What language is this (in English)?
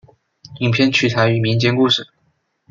Chinese